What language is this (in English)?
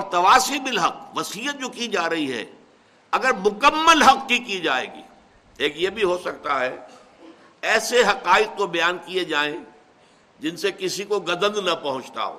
Urdu